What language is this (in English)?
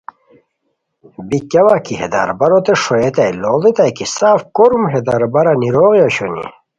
Khowar